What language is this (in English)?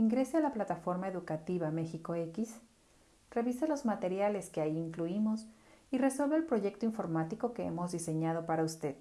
Spanish